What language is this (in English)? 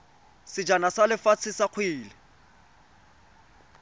Tswana